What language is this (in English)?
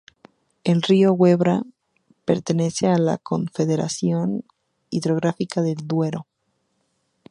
Spanish